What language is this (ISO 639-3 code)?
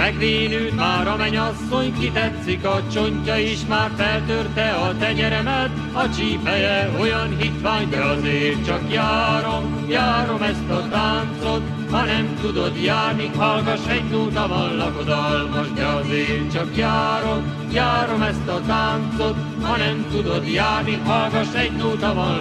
hun